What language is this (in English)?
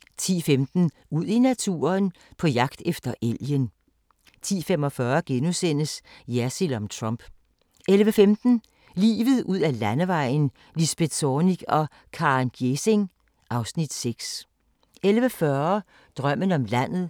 Danish